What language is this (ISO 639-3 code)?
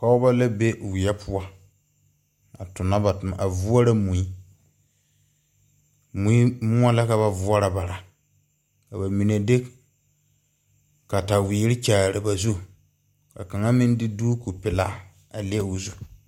dga